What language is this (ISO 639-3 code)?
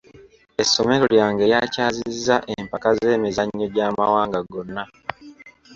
lug